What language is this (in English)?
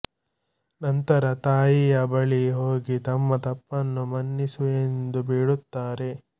Kannada